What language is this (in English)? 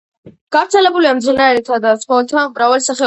Georgian